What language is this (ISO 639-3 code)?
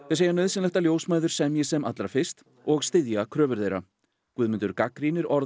isl